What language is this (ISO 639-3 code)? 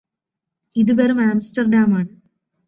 mal